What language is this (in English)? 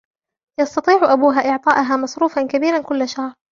Arabic